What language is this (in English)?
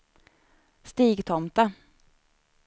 Swedish